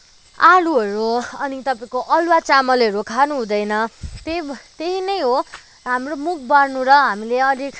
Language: Nepali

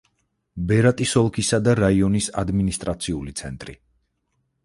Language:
Georgian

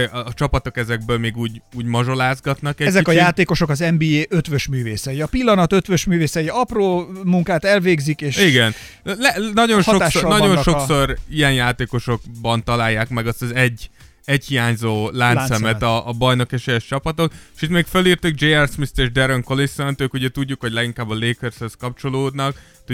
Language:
Hungarian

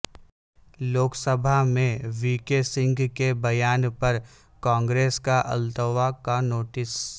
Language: Urdu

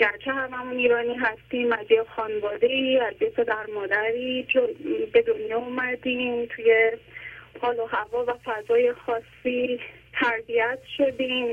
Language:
Persian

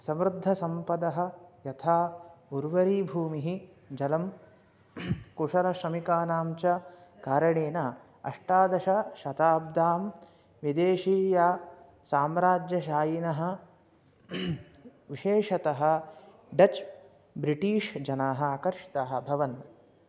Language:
Sanskrit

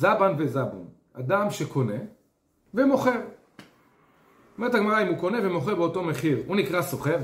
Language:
Hebrew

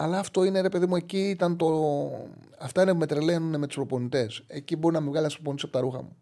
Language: Greek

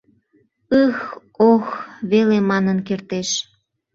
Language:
Mari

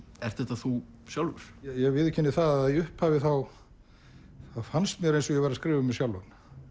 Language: Icelandic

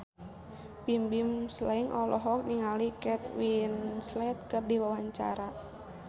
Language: Sundanese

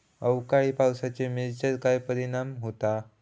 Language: Marathi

